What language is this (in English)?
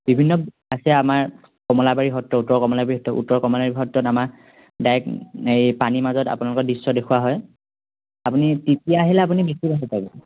Assamese